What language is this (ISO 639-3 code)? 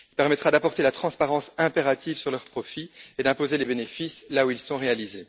fra